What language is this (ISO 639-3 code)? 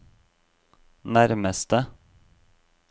nor